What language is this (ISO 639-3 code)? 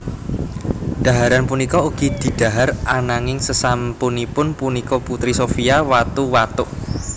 jav